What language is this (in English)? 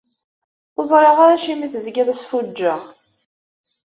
Kabyle